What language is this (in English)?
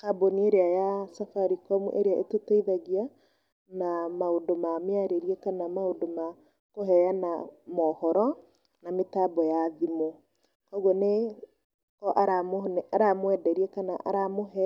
Kikuyu